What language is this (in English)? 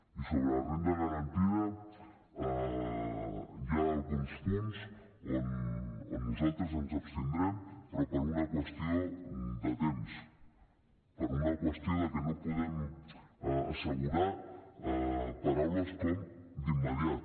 Catalan